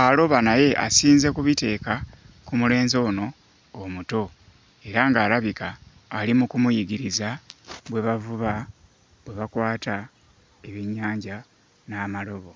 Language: Ganda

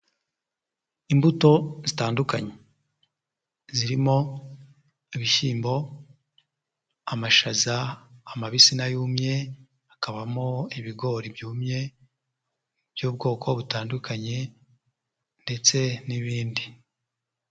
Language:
Kinyarwanda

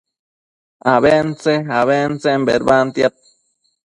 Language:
Matsés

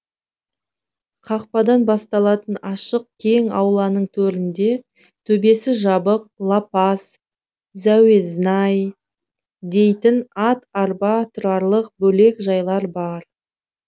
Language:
Kazakh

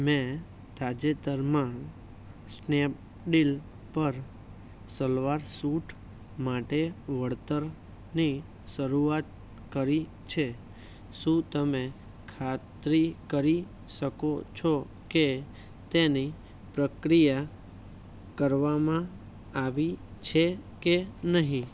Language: Gujarati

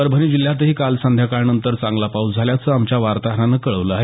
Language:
Marathi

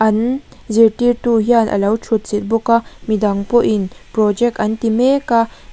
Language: Mizo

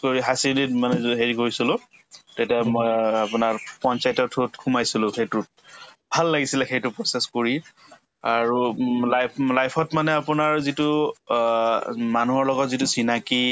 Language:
Assamese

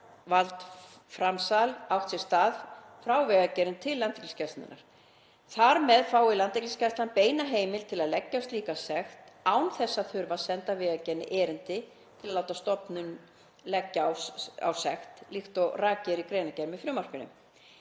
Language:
Icelandic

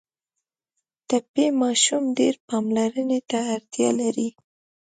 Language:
Pashto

